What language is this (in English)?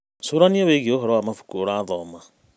Kikuyu